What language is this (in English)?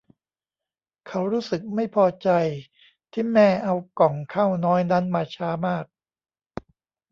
Thai